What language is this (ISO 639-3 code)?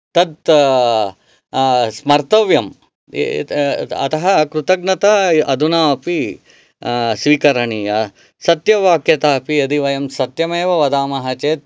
san